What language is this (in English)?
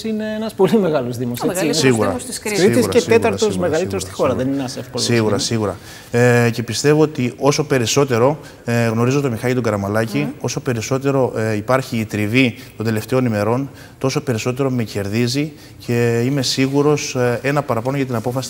Greek